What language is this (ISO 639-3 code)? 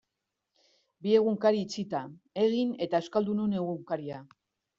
eus